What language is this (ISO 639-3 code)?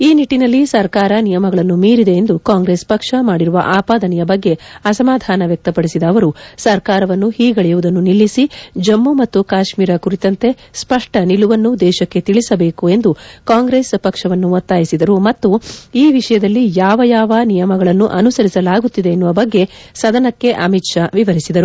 kan